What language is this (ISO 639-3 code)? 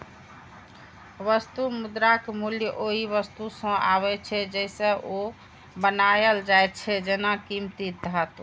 mai